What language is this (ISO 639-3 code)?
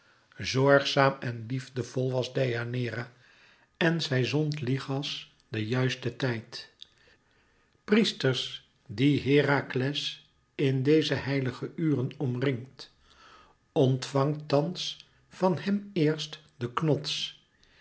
nld